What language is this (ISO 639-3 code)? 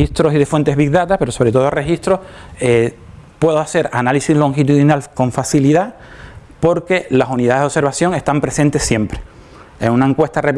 spa